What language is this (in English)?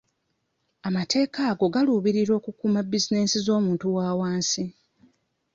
Ganda